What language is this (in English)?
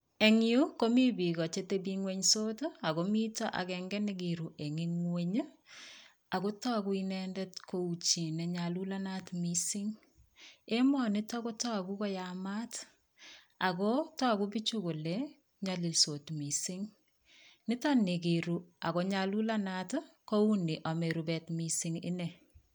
Kalenjin